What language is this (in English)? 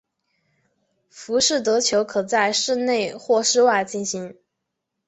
Chinese